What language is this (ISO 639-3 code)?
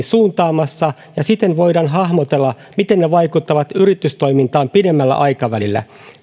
fin